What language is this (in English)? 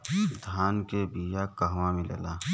Bhojpuri